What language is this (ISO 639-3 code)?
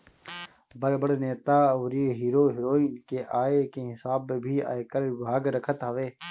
bho